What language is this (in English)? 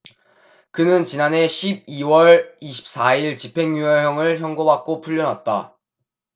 Korean